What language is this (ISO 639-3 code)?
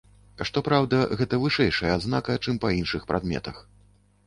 bel